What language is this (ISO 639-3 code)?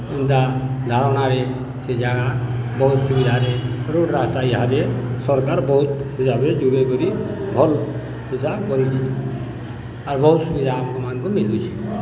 ori